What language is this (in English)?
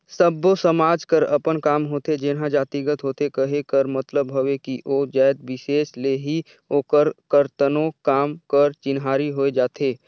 Chhattisgarhi